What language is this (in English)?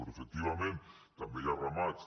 Catalan